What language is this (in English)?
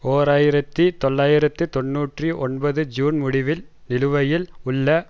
Tamil